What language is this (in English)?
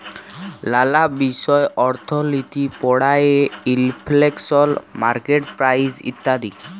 Bangla